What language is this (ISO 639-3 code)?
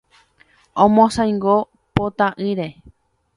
grn